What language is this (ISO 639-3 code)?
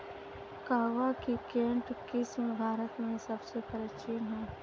hin